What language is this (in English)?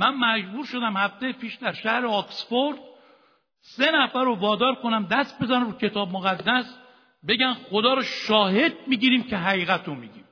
Persian